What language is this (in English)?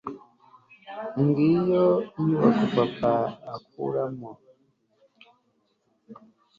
Kinyarwanda